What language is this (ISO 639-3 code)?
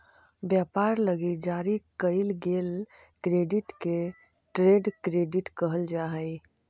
mag